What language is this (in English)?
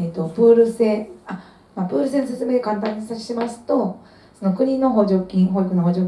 Japanese